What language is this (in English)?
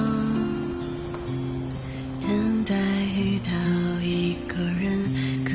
Thai